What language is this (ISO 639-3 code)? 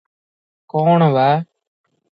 ori